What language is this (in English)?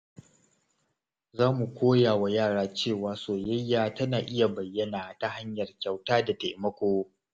Hausa